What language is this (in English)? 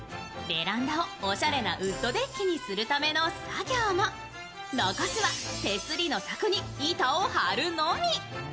Japanese